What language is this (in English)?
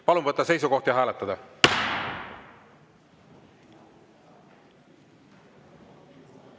Estonian